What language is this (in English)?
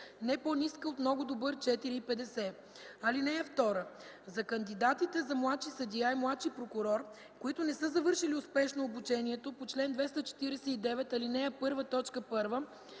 Bulgarian